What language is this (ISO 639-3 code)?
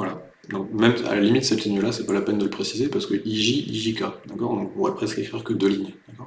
fra